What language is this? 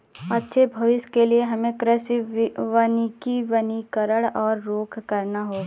Hindi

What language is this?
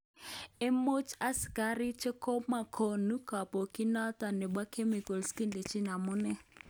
Kalenjin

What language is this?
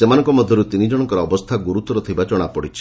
Odia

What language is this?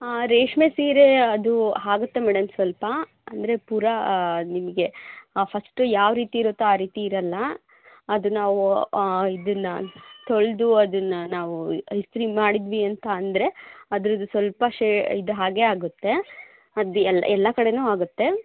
Kannada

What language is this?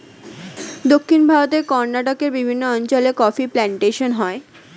Bangla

